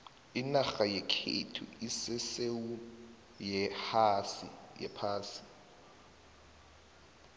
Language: South Ndebele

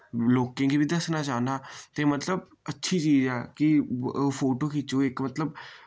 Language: Dogri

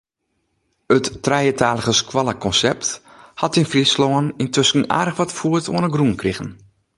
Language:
Western Frisian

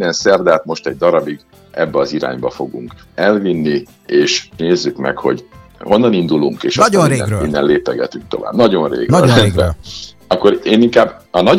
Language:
Hungarian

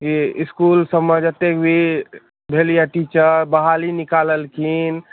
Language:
Maithili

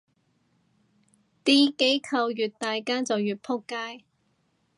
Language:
Cantonese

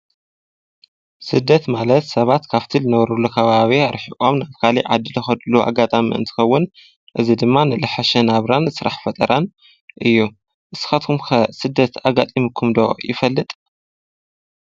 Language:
Tigrinya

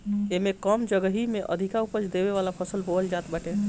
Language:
Bhojpuri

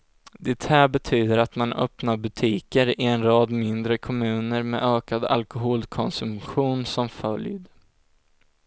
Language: Swedish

